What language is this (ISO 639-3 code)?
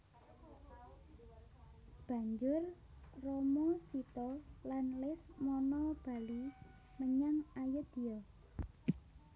jav